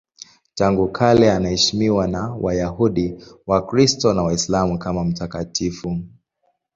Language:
Swahili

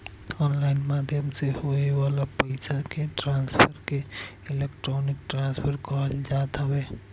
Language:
Bhojpuri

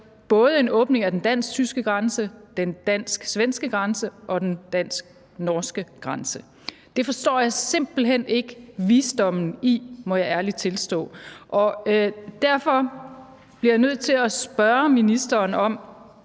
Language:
Danish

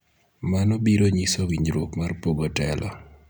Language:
Luo (Kenya and Tanzania)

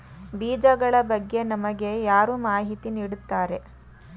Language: Kannada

